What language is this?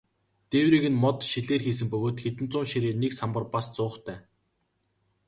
Mongolian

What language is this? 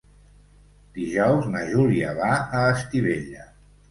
Catalan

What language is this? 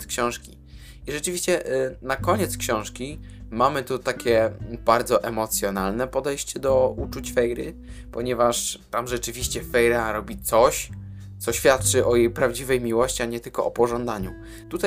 Polish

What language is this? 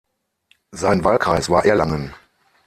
German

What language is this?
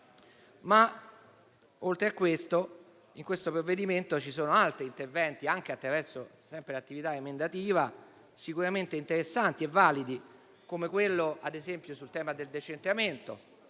Italian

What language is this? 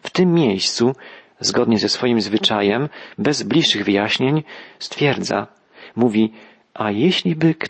Polish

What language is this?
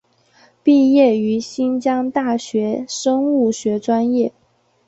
Chinese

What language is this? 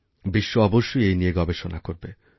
Bangla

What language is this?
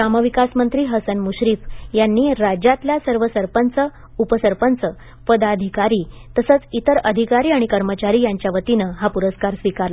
Marathi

